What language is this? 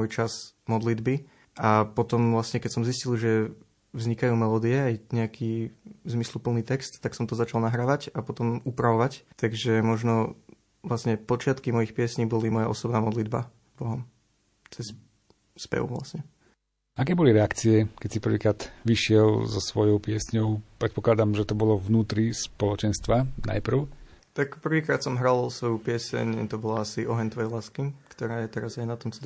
Slovak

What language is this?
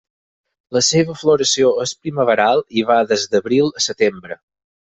Catalan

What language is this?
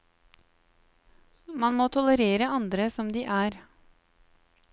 Norwegian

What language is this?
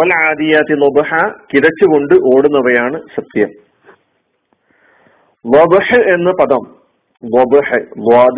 Malayalam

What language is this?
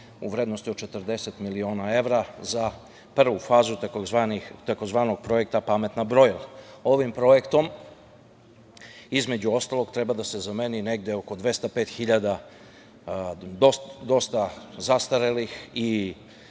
Serbian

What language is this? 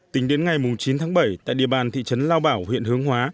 Vietnamese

